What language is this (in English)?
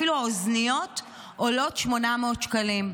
Hebrew